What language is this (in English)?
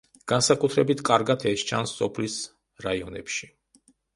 Georgian